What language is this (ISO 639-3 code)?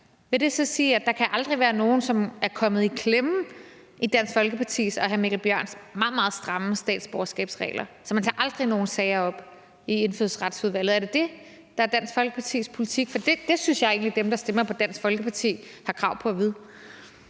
dan